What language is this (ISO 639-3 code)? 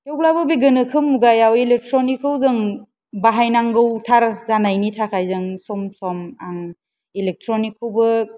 brx